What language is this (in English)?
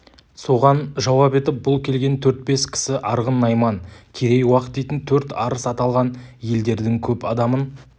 Kazakh